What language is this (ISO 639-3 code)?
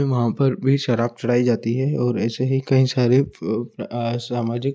hin